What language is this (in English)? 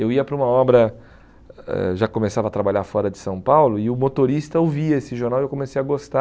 Portuguese